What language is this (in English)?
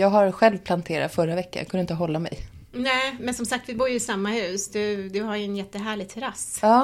Swedish